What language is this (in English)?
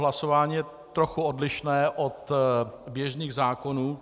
Czech